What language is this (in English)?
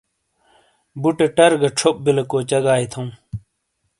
Shina